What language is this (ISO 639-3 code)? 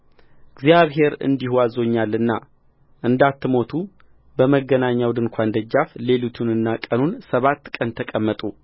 amh